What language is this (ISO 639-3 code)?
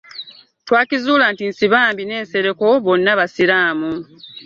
lug